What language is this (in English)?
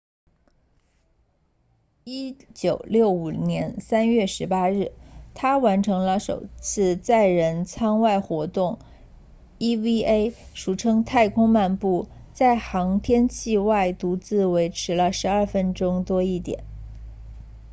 Chinese